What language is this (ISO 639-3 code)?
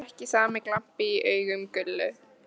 isl